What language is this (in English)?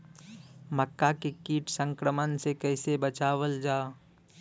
Bhojpuri